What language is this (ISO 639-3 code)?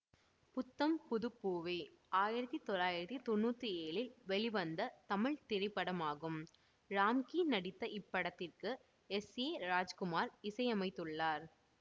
tam